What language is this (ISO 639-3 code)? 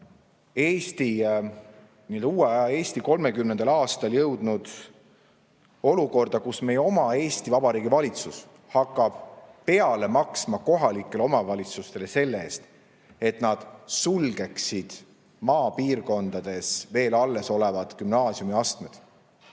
est